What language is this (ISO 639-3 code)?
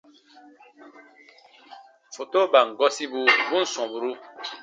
bba